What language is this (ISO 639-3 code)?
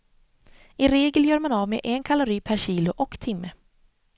swe